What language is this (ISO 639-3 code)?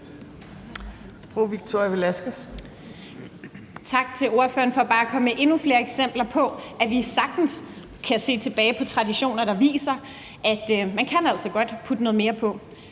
dan